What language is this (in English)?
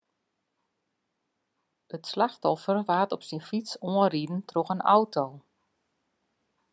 Western Frisian